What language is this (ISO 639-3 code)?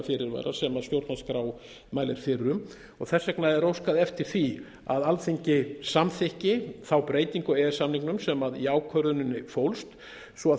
isl